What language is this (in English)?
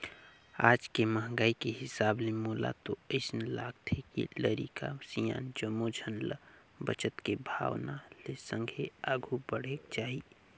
Chhattisgarhi